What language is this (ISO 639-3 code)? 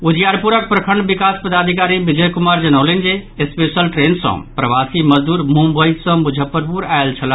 mai